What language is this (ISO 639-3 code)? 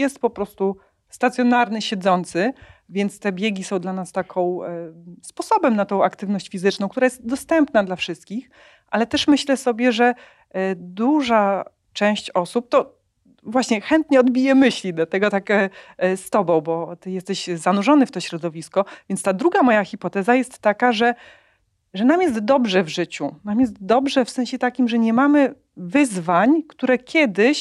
pol